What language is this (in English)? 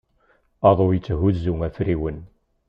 Kabyle